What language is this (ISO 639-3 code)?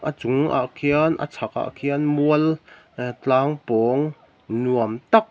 lus